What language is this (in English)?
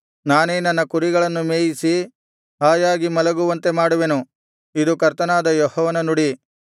Kannada